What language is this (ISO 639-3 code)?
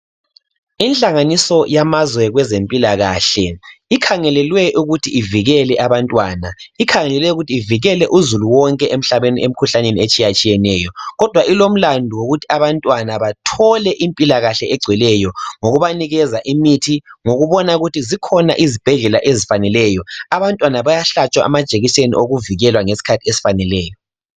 nde